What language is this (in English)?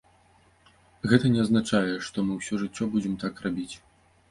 Belarusian